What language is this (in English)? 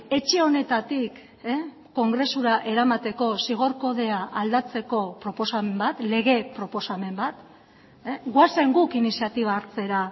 Basque